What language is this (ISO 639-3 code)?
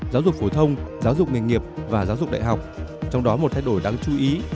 vie